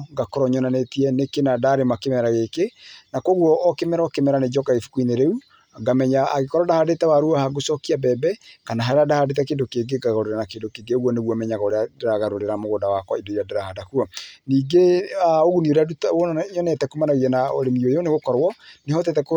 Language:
Kikuyu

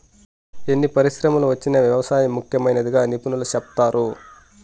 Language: Telugu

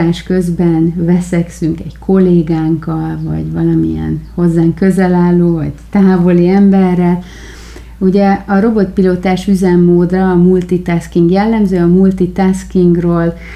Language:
Hungarian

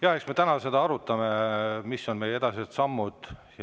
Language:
Estonian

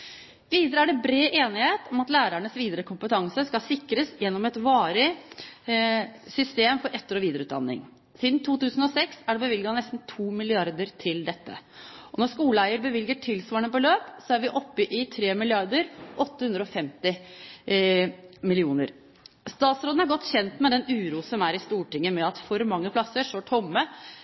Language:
Norwegian Bokmål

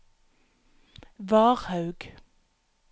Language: Norwegian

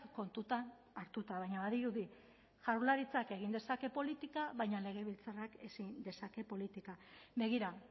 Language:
Basque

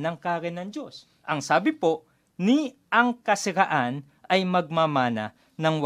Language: Filipino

